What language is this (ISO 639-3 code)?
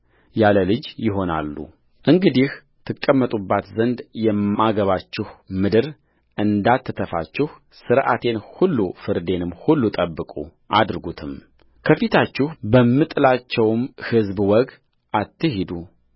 amh